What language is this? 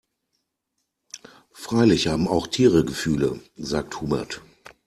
German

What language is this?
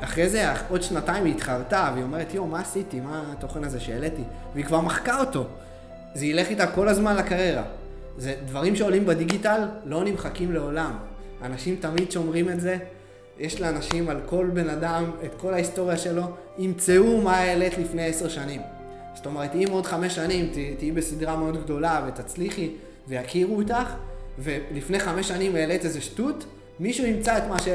Hebrew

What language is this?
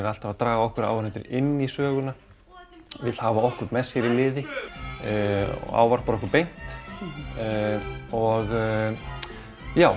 Icelandic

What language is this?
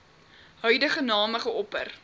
Afrikaans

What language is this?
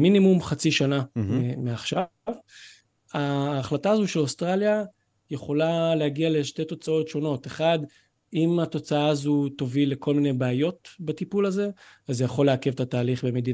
Hebrew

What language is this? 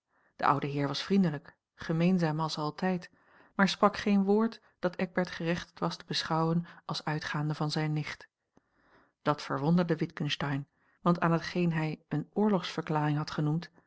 Dutch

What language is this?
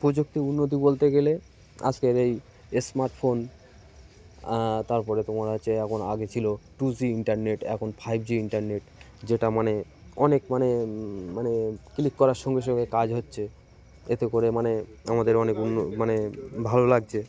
Bangla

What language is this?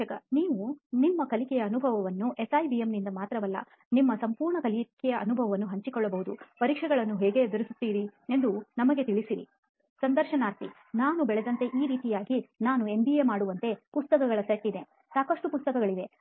Kannada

